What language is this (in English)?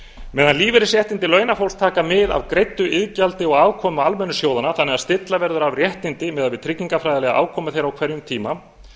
Icelandic